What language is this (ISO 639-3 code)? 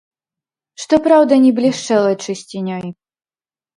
bel